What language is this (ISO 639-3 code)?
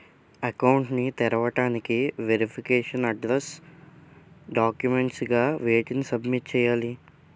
tel